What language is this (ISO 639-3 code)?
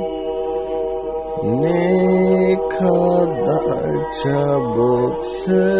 ara